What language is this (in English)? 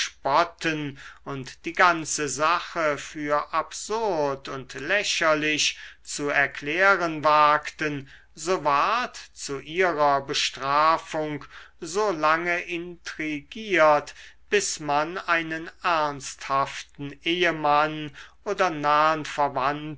German